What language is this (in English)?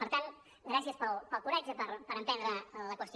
Catalan